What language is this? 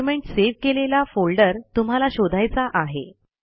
Marathi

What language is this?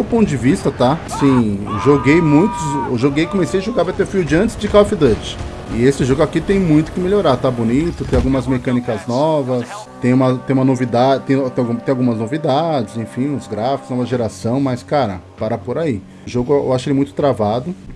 Portuguese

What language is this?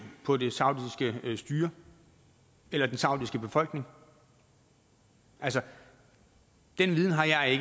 Danish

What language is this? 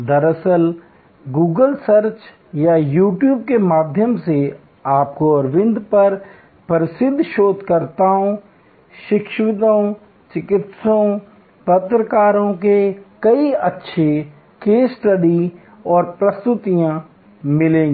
Hindi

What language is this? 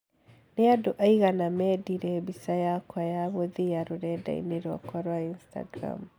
Kikuyu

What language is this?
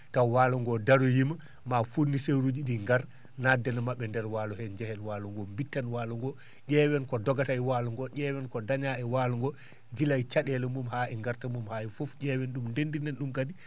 Fula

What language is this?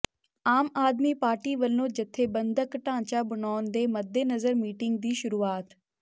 Punjabi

